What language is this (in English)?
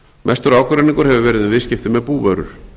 Icelandic